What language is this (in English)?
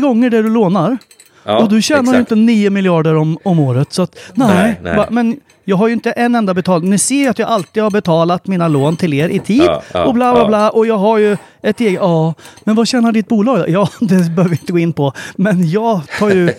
Swedish